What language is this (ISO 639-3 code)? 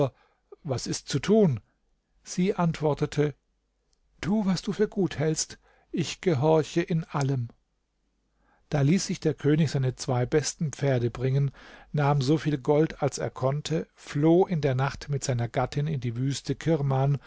deu